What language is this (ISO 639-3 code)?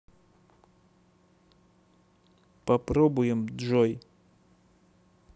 rus